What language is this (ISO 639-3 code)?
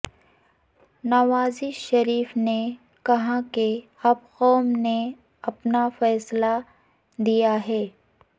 urd